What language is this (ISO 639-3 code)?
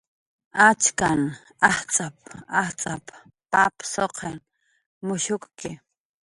jqr